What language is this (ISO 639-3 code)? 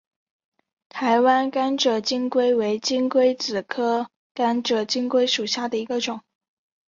zho